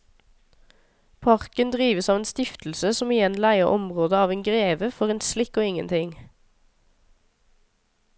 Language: Norwegian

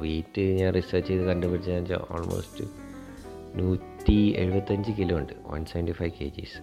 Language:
Malayalam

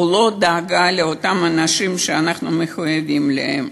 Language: Hebrew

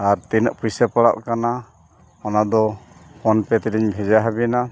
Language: Santali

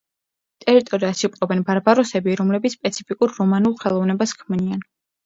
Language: Georgian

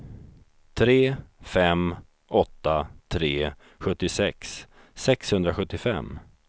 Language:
Swedish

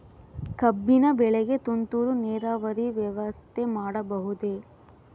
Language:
Kannada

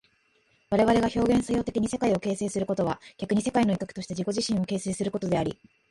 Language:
Japanese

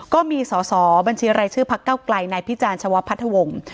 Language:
Thai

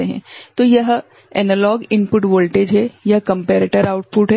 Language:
Hindi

